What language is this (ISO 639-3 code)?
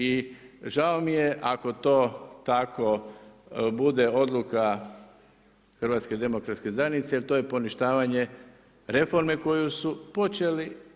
hrv